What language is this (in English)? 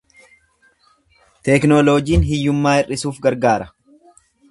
Oromo